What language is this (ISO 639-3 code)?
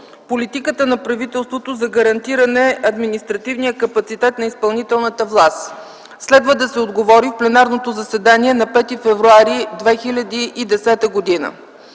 bul